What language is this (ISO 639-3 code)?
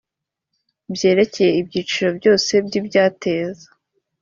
kin